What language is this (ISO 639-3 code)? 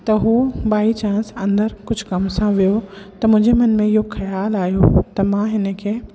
snd